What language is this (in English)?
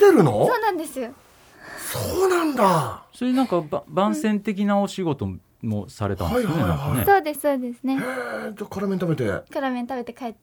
Japanese